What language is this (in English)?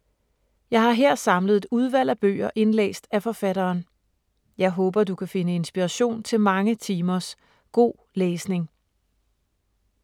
Danish